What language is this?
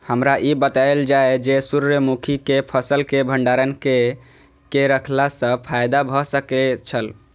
Maithili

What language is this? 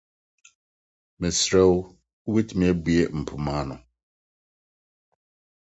Akan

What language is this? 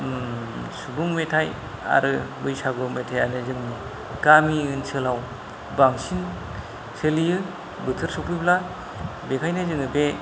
Bodo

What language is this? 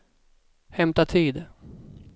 Swedish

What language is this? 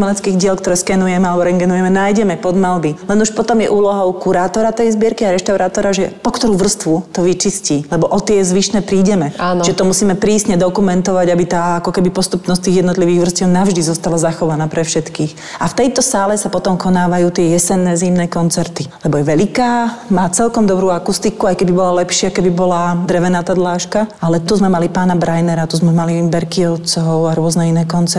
Slovak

